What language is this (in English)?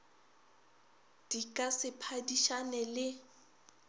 Northern Sotho